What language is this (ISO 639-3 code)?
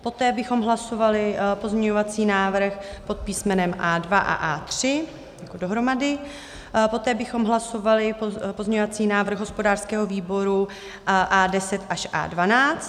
ces